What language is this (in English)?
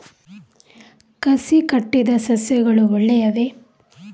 Kannada